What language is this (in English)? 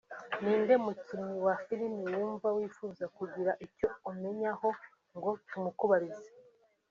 Kinyarwanda